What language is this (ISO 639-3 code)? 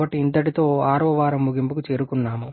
tel